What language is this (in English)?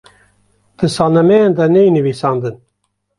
Kurdish